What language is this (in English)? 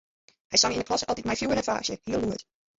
Western Frisian